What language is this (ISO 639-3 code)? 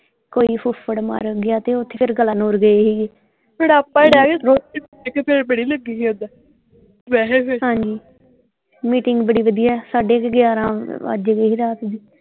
pan